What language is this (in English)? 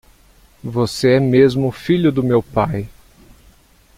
Portuguese